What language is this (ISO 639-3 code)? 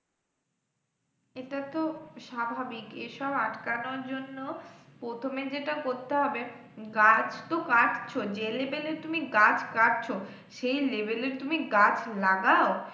ben